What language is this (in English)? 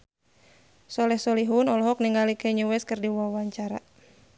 Sundanese